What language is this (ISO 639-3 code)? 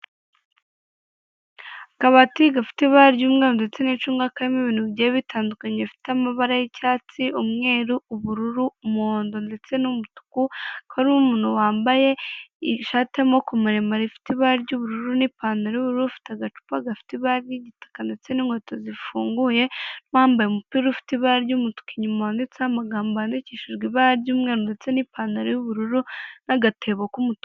kin